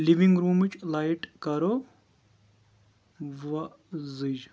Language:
Kashmiri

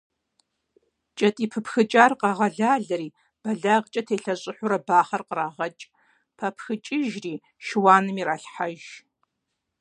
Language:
Kabardian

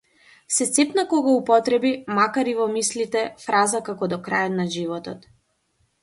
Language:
Macedonian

